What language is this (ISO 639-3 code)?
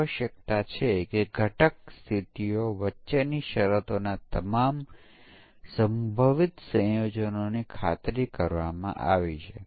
guj